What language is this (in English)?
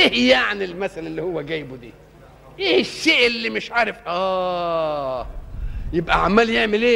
Arabic